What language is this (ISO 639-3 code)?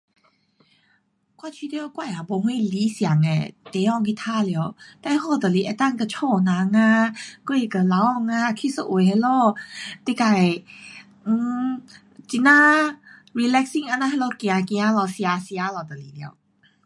cpx